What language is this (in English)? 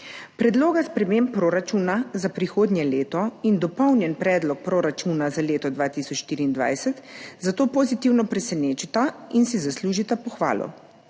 Slovenian